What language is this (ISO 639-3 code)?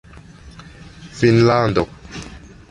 epo